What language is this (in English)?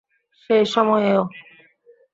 Bangla